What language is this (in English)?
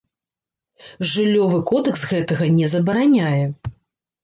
Belarusian